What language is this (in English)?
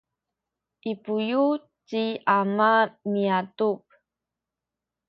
Sakizaya